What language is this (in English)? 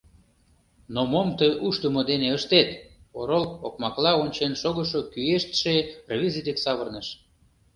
Mari